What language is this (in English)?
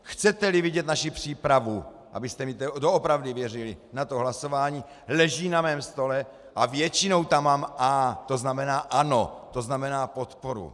Czech